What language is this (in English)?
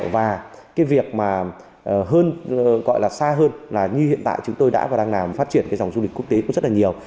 Vietnamese